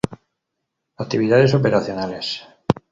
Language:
Spanish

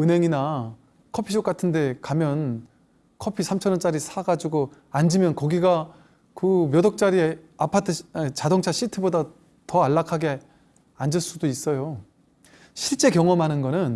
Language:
Korean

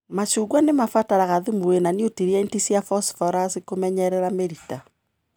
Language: Kikuyu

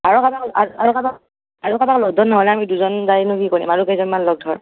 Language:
Assamese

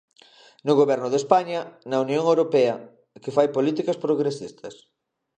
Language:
Galician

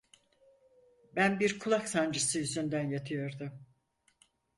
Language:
Turkish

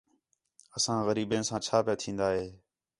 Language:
Khetrani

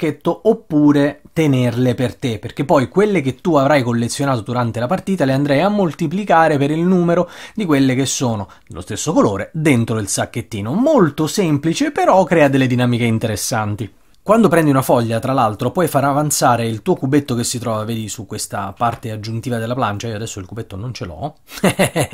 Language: Italian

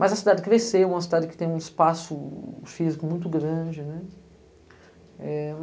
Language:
Portuguese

